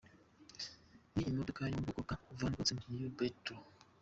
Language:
Kinyarwanda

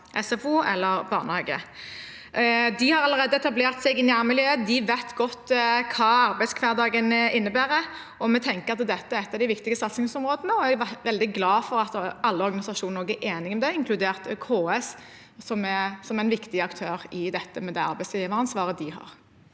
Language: Norwegian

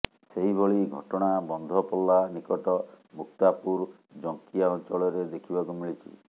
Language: Odia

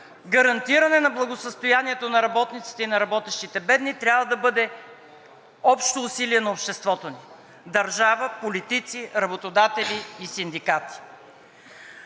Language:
Bulgarian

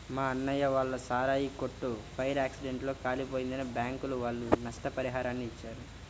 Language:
Telugu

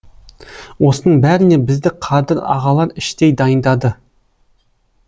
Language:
Kazakh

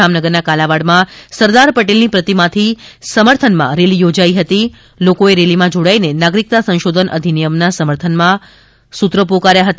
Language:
Gujarati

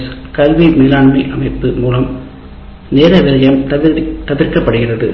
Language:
Tamil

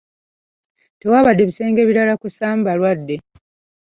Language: Ganda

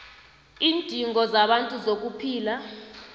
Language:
South Ndebele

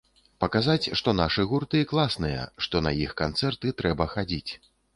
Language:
Belarusian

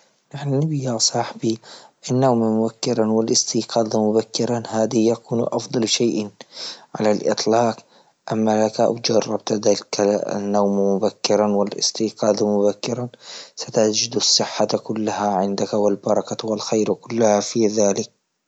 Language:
Libyan Arabic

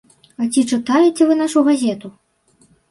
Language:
Belarusian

